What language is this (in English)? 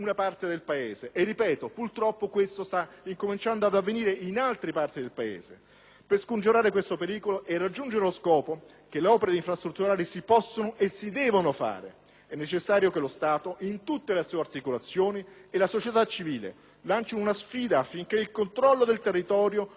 Italian